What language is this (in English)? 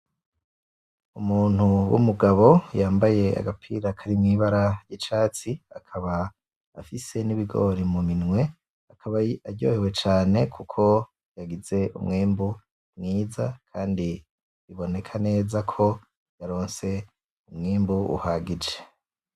Rundi